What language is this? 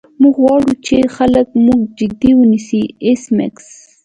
Pashto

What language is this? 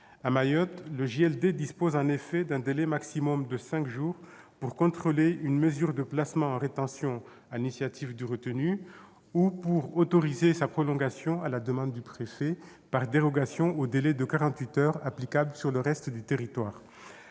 French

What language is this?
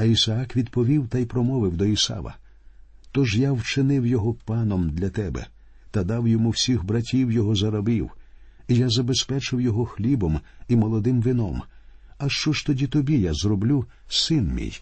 Ukrainian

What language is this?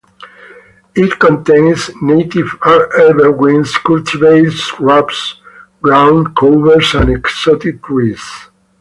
English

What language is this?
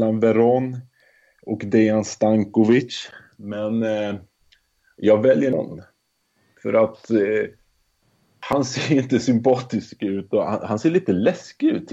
Swedish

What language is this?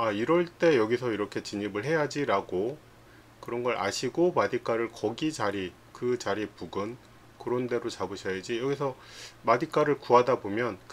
Korean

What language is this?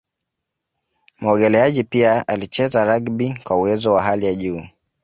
Swahili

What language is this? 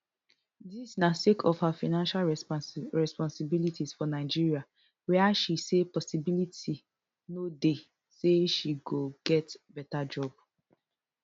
Nigerian Pidgin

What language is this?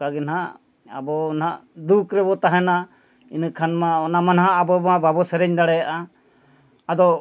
Santali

